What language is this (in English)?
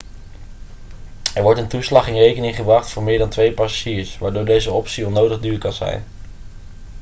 Dutch